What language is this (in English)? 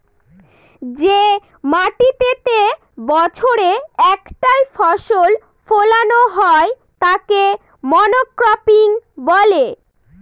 Bangla